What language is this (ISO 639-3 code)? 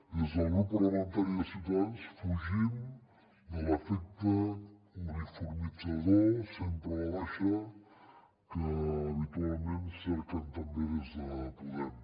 cat